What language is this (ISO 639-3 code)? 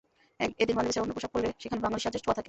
ben